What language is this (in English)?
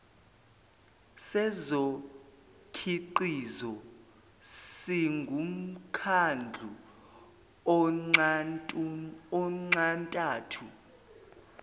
Zulu